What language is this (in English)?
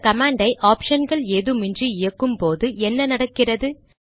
Tamil